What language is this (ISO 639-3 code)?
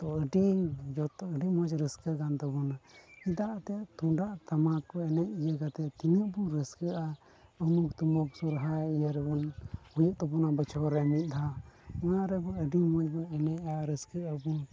sat